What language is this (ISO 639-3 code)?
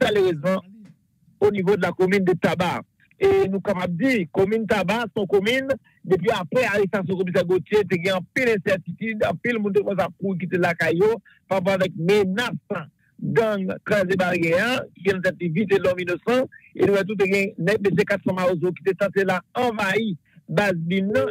fra